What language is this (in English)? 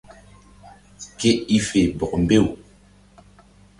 Mbum